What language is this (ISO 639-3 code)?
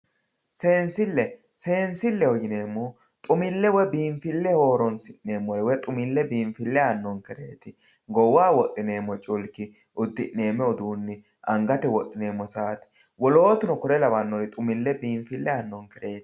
sid